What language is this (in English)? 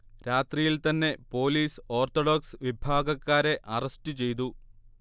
Malayalam